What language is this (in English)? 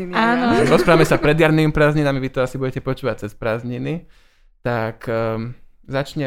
Slovak